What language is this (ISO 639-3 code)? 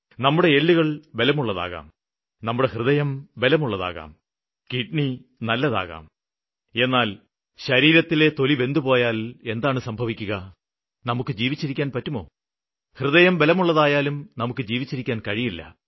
mal